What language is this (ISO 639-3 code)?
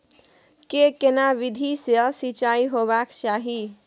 mai